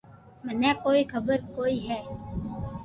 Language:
Loarki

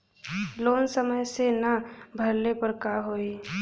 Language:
Bhojpuri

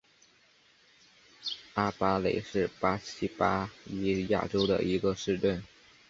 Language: Chinese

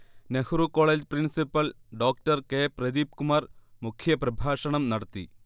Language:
Malayalam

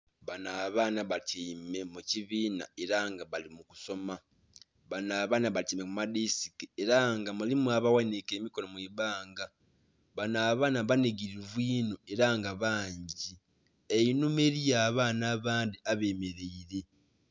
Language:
Soga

